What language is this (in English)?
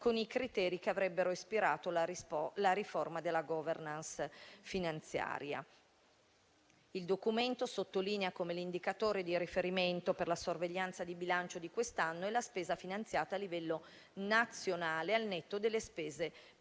Italian